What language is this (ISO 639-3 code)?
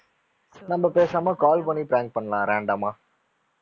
tam